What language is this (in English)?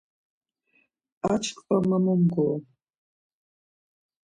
Laz